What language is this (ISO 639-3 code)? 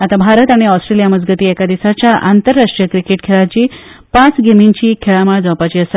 kok